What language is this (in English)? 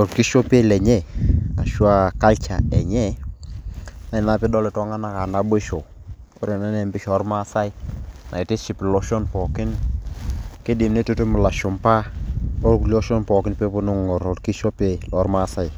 Masai